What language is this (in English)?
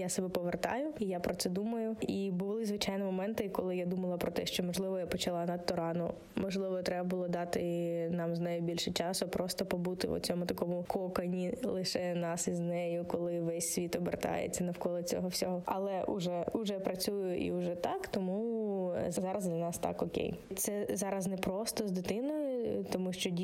Ukrainian